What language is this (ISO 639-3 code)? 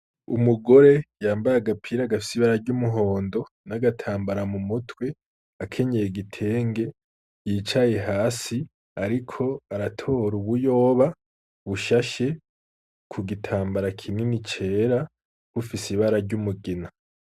run